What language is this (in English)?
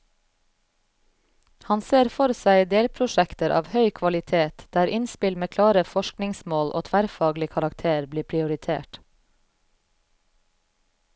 Norwegian